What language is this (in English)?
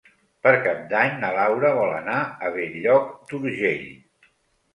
Catalan